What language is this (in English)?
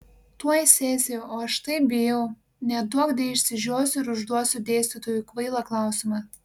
Lithuanian